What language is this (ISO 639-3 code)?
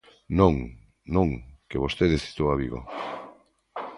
glg